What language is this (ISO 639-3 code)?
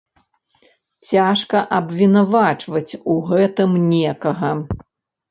bel